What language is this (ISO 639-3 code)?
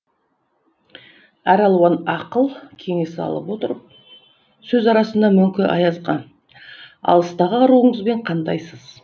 kaz